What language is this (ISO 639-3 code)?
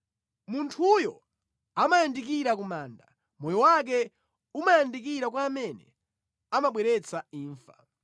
nya